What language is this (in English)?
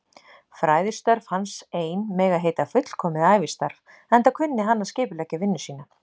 Icelandic